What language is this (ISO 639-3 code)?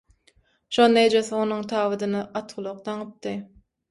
tuk